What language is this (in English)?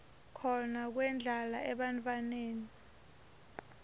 Swati